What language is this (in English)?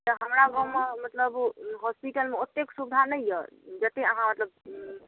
Maithili